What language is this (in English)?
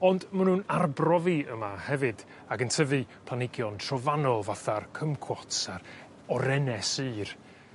Welsh